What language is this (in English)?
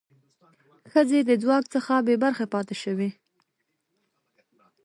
Pashto